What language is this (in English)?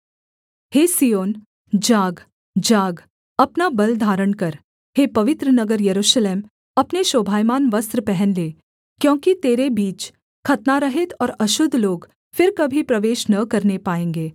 Hindi